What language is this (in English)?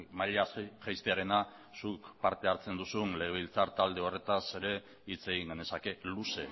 Basque